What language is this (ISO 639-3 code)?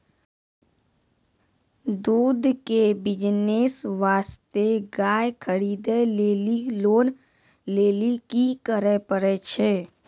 mai